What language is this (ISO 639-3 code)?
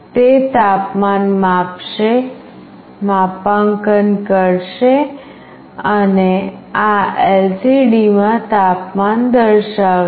guj